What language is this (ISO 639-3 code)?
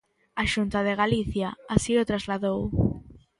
glg